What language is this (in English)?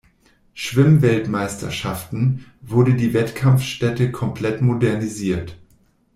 German